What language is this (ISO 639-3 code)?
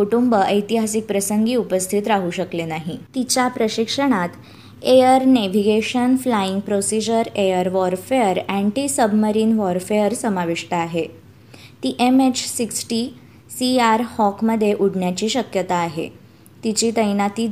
mar